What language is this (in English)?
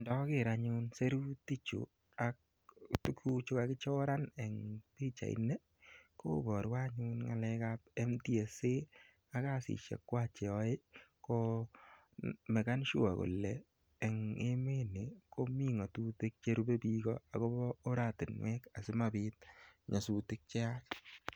Kalenjin